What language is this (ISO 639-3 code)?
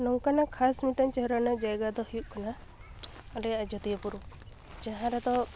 sat